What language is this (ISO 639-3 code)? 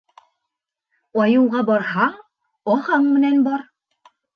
bak